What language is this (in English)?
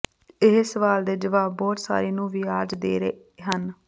Punjabi